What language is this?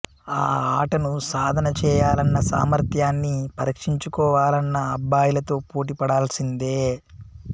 Telugu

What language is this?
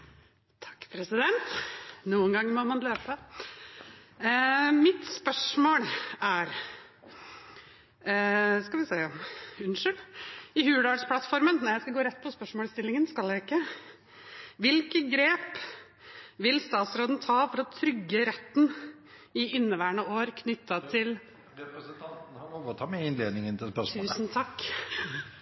Norwegian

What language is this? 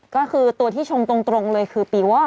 Thai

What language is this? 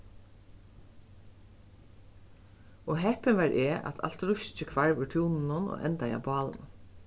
Faroese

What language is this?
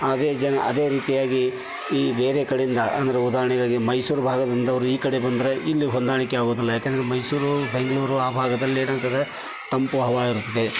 Kannada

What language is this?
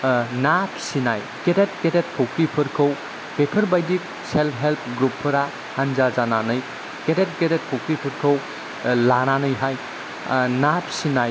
Bodo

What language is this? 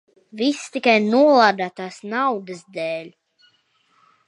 Latvian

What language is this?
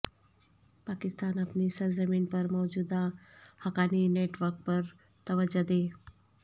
Urdu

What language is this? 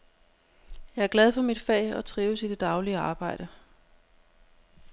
Danish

